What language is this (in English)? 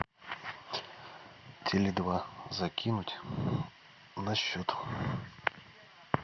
Russian